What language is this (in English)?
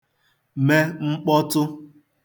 Igbo